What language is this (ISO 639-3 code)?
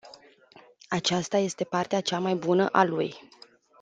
ron